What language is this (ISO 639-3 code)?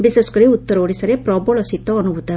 ori